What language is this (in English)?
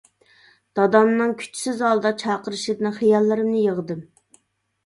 Uyghur